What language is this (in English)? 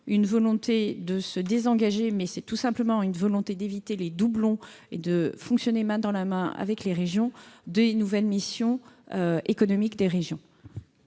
French